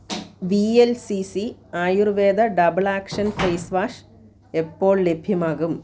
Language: Malayalam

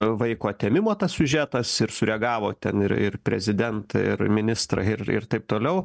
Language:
Lithuanian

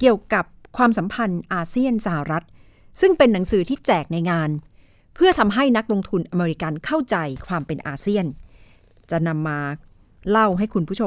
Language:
Thai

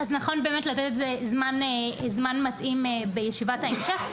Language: Hebrew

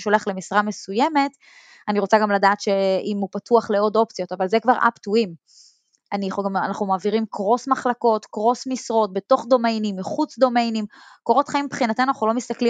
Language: Hebrew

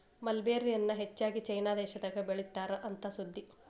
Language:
Kannada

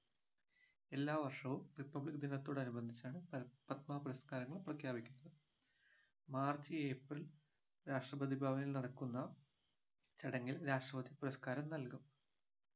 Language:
Malayalam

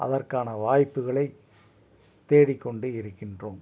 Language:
Tamil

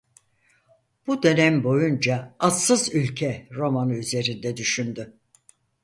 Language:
Turkish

